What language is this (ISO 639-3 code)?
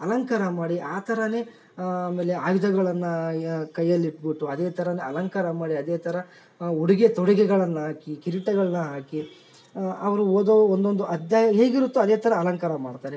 kan